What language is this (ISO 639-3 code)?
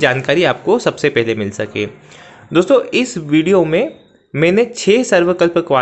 hin